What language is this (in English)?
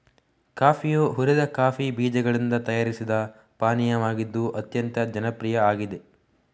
Kannada